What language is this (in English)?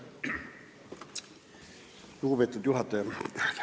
Estonian